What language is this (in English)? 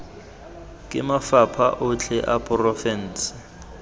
Tswana